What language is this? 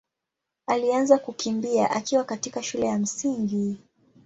Swahili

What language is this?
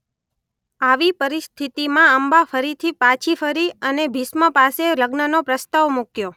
Gujarati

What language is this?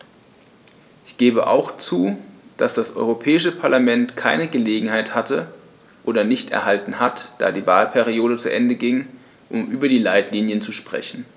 German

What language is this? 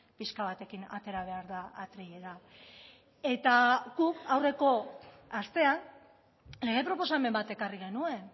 Basque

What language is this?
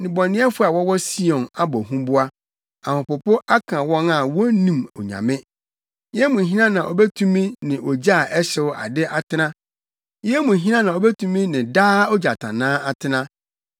Akan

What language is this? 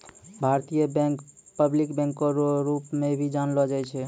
Maithili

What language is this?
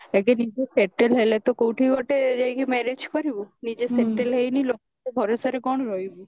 Odia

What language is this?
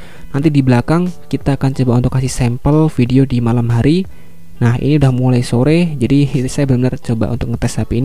Indonesian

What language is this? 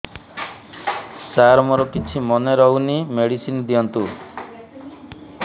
Odia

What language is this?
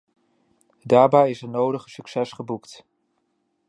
Dutch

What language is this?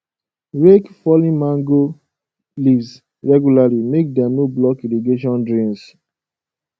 Nigerian Pidgin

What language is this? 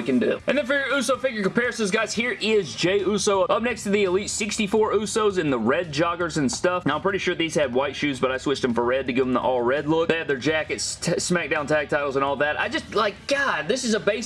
English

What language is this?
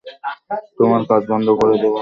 Bangla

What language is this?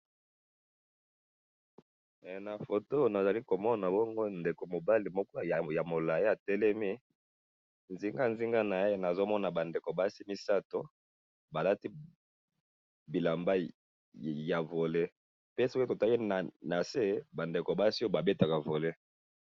Lingala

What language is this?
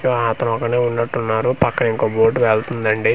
Telugu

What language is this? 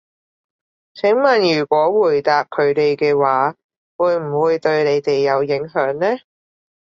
Cantonese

